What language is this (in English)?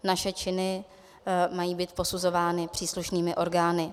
Czech